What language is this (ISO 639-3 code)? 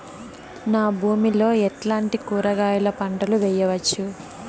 tel